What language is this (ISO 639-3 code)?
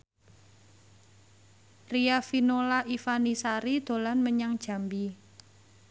jav